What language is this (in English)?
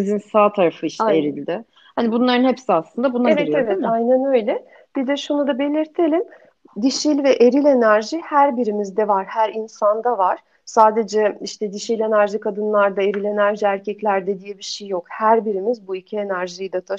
Turkish